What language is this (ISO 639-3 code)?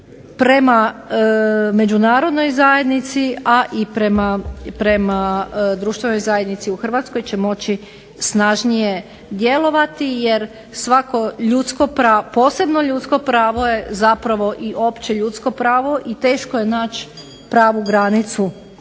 hrv